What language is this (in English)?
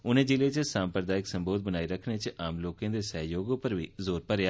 Dogri